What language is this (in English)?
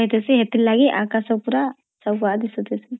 Odia